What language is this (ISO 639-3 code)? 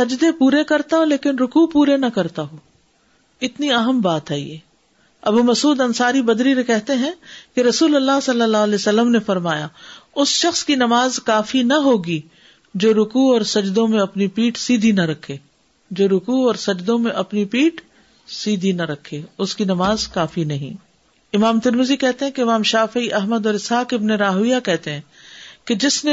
urd